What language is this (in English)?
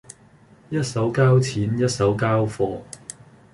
Cantonese